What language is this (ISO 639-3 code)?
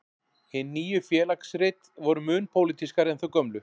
isl